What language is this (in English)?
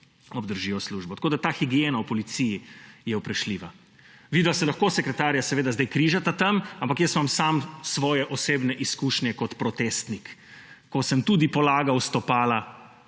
Slovenian